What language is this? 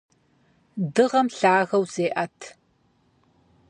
Kabardian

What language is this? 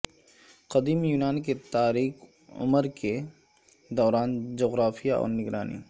Urdu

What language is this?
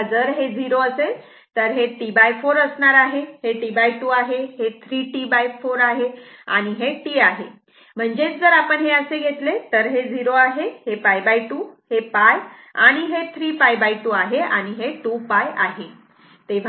Marathi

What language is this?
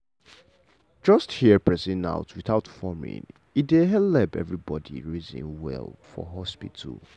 Nigerian Pidgin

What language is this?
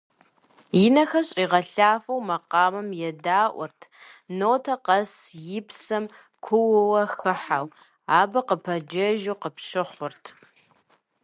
Kabardian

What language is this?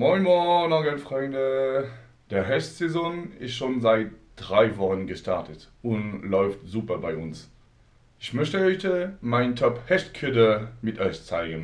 German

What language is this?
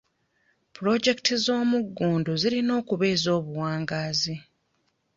Ganda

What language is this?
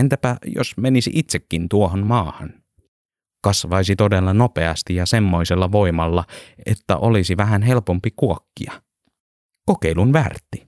Finnish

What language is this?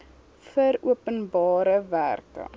Afrikaans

